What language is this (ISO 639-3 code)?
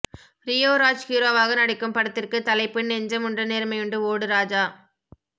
tam